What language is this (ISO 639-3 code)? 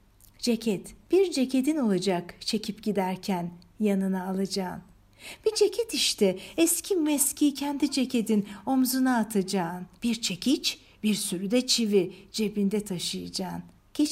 tur